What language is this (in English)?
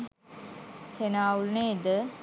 Sinhala